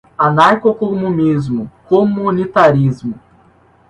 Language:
Portuguese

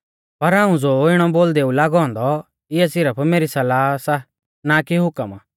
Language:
Mahasu Pahari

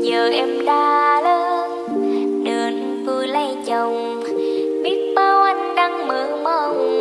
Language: Vietnamese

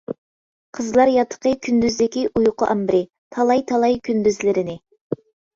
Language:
Uyghur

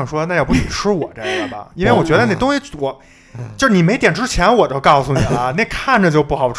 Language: Chinese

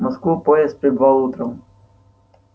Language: Russian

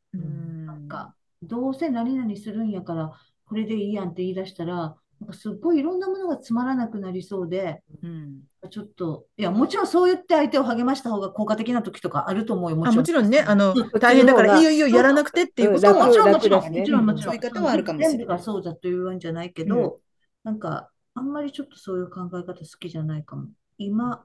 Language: Japanese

